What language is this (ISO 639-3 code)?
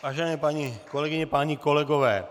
ces